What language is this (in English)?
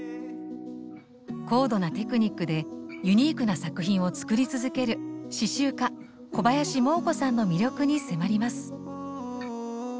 Japanese